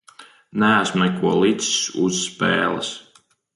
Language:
Latvian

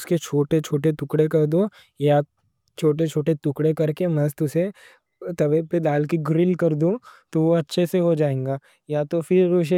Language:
Deccan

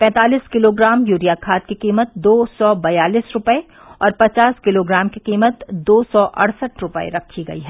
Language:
Hindi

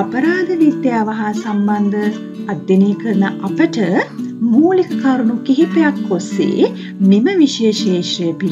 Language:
Turkish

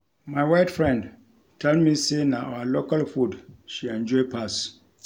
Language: Nigerian Pidgin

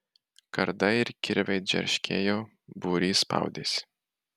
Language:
Lithuanian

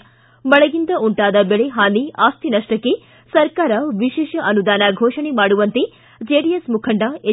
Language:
Kannada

